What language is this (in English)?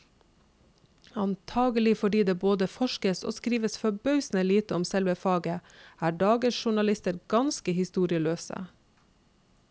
Norwegian